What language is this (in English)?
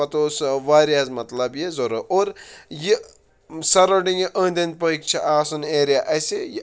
Kashmiri